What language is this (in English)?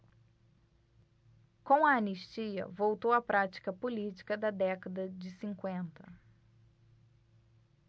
Portuguese